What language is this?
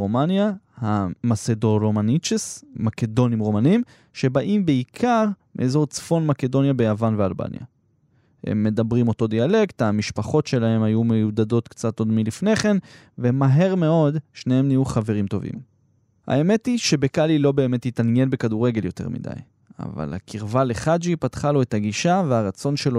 Hebrew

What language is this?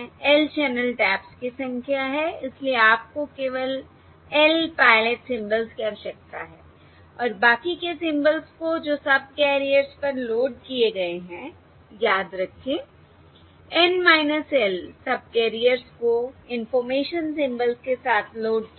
Hindi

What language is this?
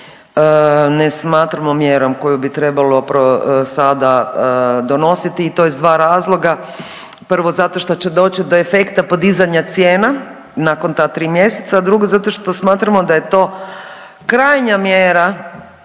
Croatian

